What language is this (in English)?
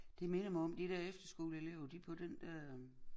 Danish